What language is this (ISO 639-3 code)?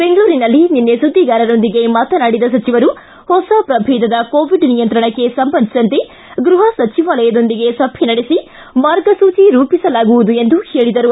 kan